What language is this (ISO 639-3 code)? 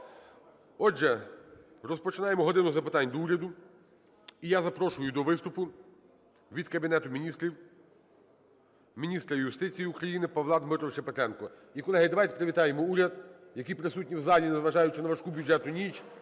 ukr